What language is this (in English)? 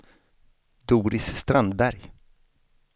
Swedish